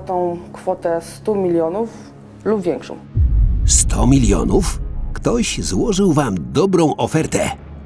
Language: Polish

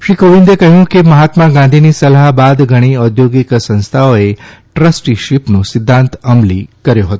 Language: Gujarati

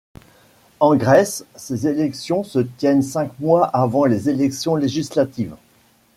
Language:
French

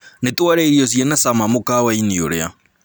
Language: Kikuyu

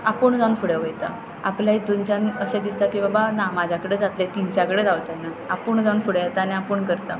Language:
Konkani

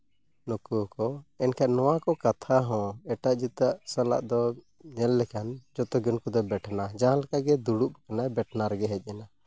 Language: Santali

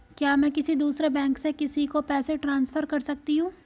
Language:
Hindi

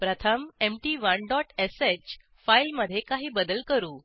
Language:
Marathi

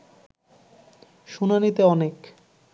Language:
Bangla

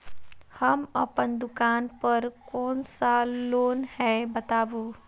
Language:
Maithili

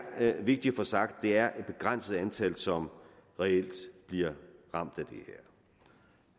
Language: Danish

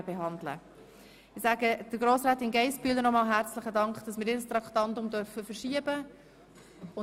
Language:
Swiss German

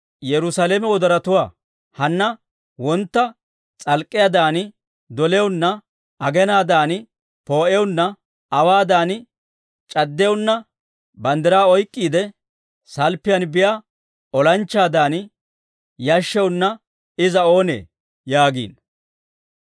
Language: Dawro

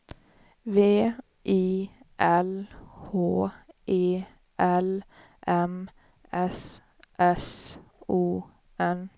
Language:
Swedish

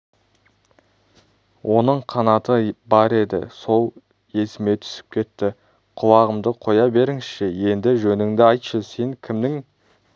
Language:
Kazakh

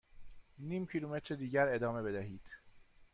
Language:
Persian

